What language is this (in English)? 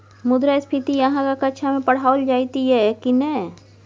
Maithili